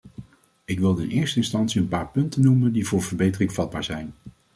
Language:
Dutch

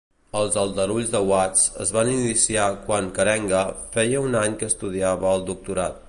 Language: Catalan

